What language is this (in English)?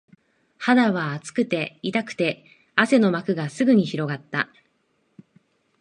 Japanese